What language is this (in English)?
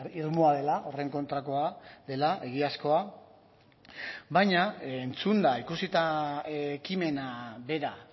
Basque